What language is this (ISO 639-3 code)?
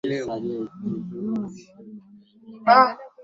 swa